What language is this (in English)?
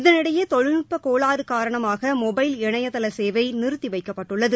Tamil